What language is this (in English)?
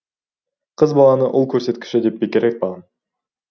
Kazakh